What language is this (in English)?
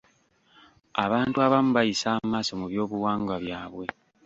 Ganda